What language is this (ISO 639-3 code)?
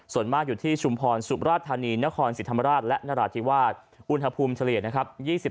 tha